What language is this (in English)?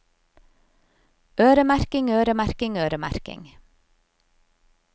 Norwegian